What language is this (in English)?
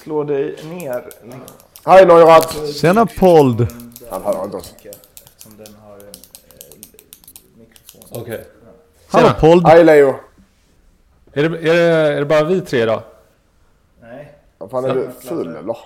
Swedish